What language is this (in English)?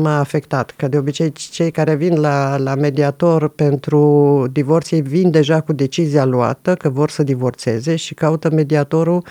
Romanian